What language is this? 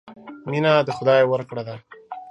Pashto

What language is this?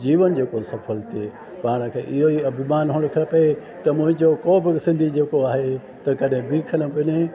Sindhi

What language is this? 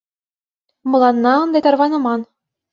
Mari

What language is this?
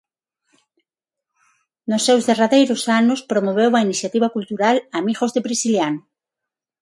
Galician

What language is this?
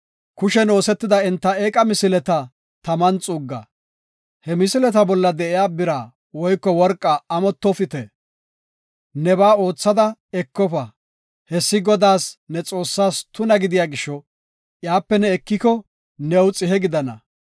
Gofa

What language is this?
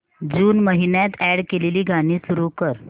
Marathi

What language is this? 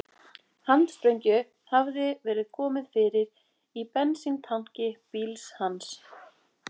Icelandic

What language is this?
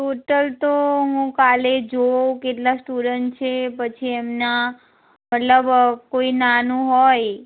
Gujarati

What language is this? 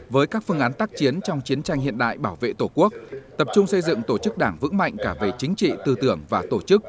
Vietnamese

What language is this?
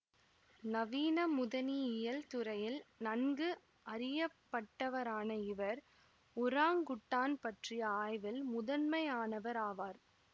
Tamil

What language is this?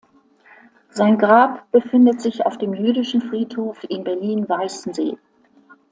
German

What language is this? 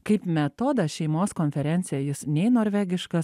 Lithuanian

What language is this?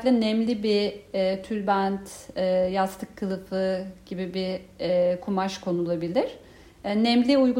Turkish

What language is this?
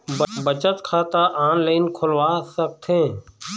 Chhattisgarhi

